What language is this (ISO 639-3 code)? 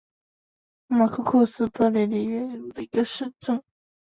zho